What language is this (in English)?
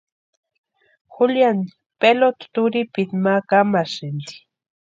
Western Highland Purepecha